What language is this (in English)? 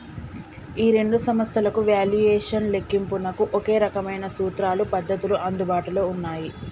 Telugu